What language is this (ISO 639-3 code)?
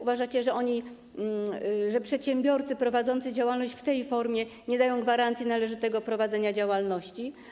pol